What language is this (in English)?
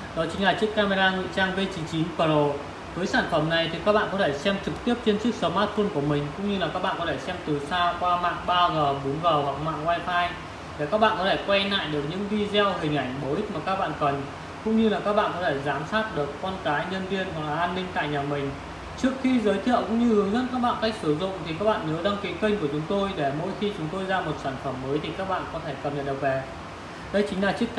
Vietnamese